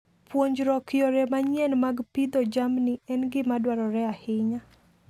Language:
Luo (Kenya and Tanzania)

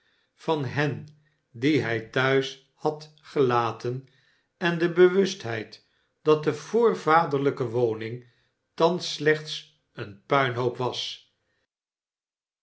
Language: Dutch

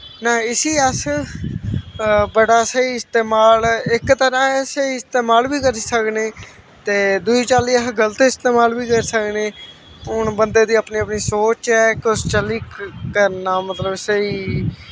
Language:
Dogri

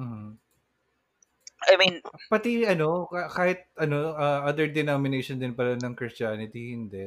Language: Filipino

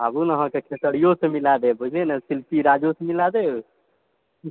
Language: Maithili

